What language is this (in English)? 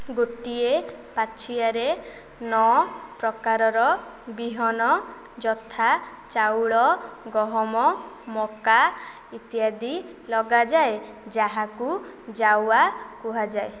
Odia